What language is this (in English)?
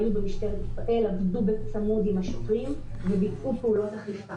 Hebrew